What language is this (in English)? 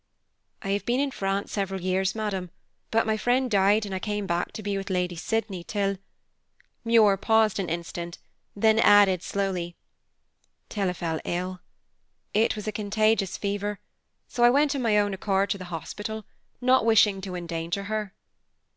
English